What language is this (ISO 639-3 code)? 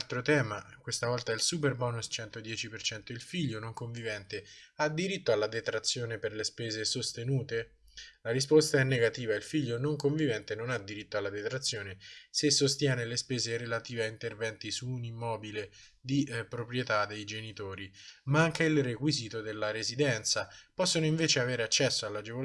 ita